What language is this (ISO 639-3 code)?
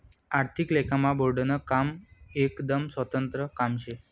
mar